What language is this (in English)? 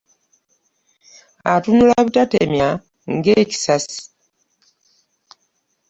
Ganda